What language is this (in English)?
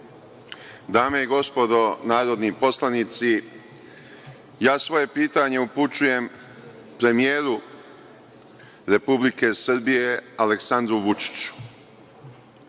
Serbian